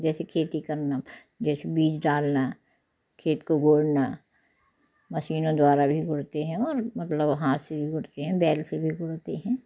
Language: Hindi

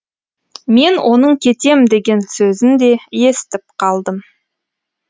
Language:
Kazakh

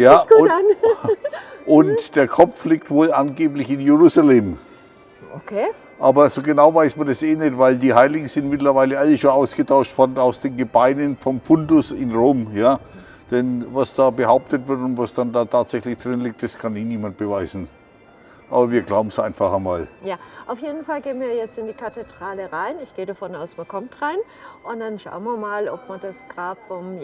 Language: German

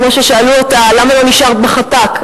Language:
Hebrew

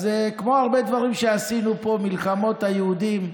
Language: Hebrew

